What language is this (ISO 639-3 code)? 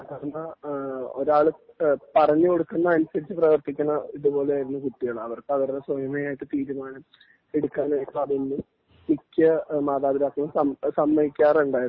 mal